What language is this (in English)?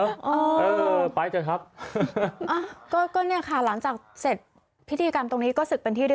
Thai